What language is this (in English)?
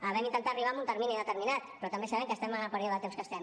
Catalan